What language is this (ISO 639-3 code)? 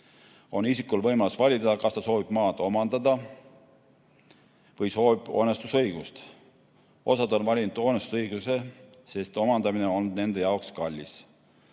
est